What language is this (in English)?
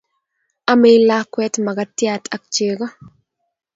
Kalenjin